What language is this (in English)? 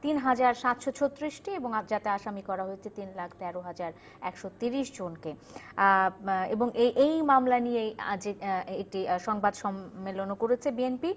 Bangla